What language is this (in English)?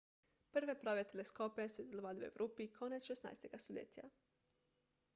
Slovenian